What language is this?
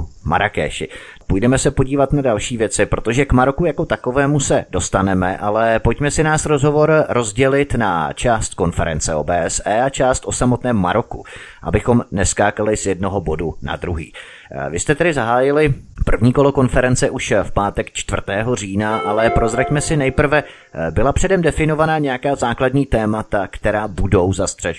Czech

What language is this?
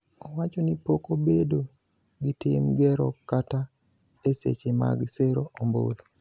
Luo (Kenya and Tanzania)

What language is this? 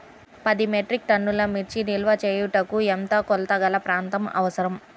Telugu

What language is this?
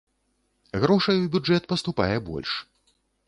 Belarusian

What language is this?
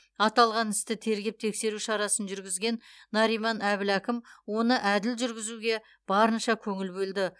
Kazakh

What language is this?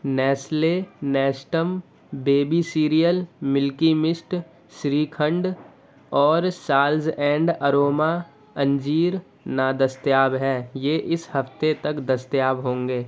Urdu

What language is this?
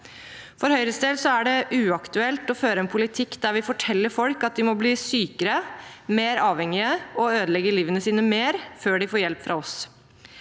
Norwegian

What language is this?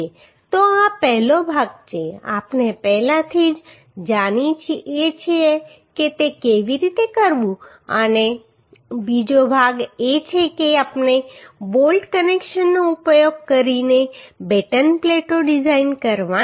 Gujarati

